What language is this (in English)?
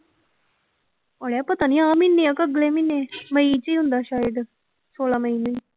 Punjabi